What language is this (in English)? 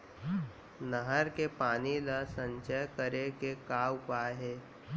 Chhattisgarhi